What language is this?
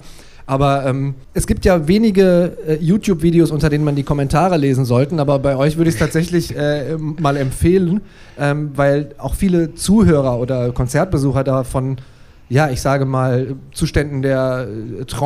German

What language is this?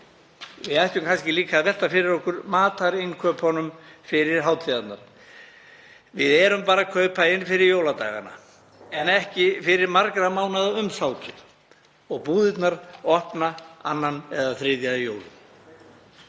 Icelandic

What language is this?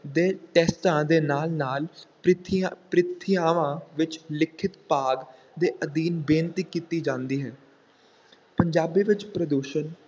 Punjabi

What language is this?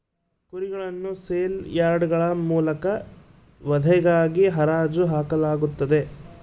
Kannada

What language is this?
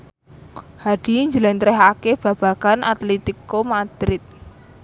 Javanese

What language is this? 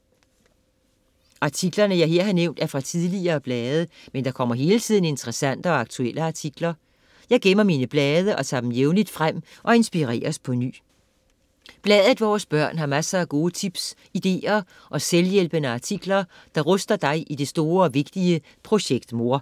Danish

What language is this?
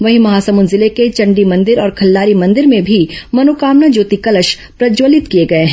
Hindi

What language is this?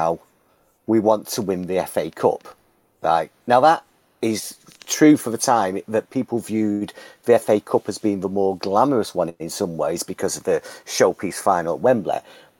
English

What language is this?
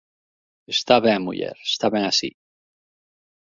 Galician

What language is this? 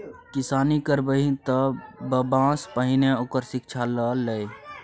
Maithili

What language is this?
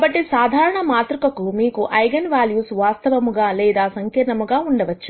Telugu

